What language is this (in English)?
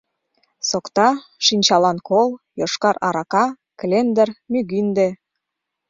Mari